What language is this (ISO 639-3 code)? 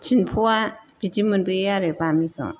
brx